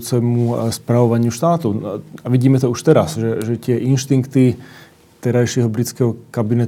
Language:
Slovak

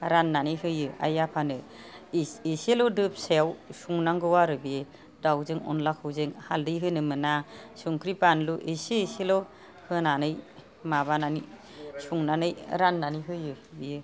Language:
Bodo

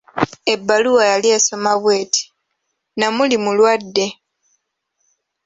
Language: Ganda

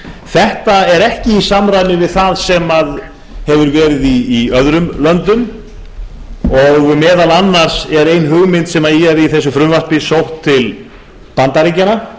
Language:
Icelandic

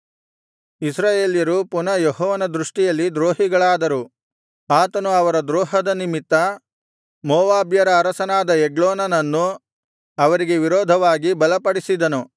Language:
Kannada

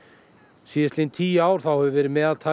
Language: Icelandic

